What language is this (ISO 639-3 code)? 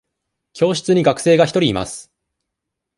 jpn